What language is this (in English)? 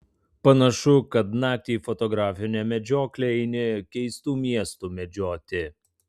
Lithuanian